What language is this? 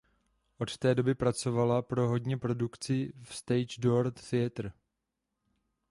Czech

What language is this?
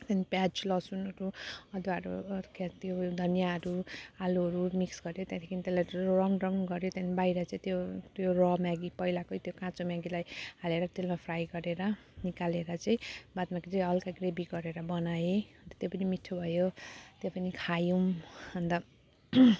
Nepali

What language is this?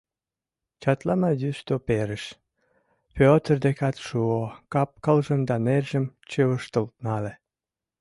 Mari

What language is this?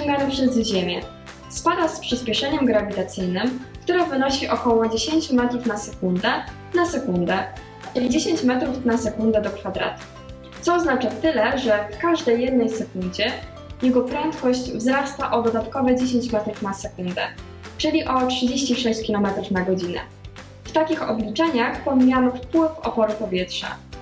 Polish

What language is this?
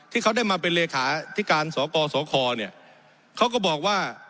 Thai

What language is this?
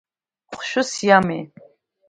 Abkhazian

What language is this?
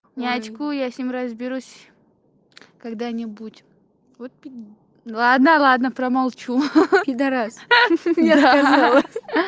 Russian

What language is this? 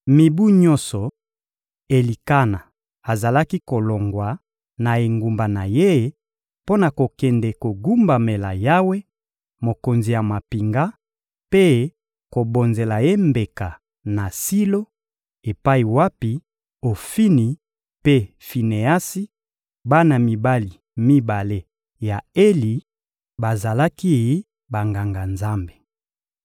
Lingala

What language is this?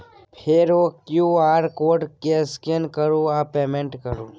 Maithili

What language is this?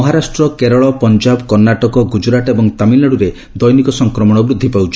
Odia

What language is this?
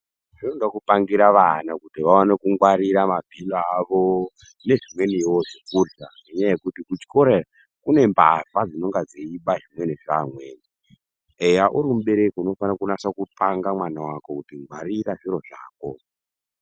Ndau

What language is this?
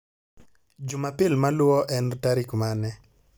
Luo (Kenya and Tanzania)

